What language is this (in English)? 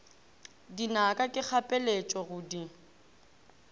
Northern Sotho